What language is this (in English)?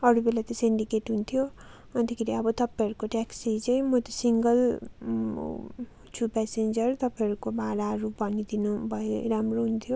Nepali